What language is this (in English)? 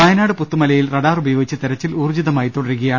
Malayalam